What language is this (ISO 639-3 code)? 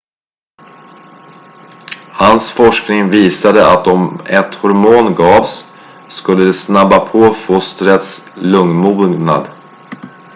swe